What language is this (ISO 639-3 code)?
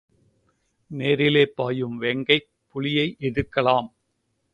tam